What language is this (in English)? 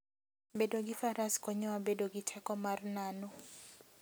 Luo (Kenya and Tanzania)